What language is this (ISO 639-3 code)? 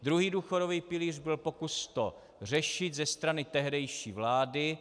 ces